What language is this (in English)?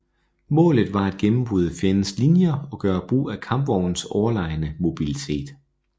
Danish